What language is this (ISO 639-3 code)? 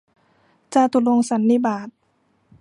tha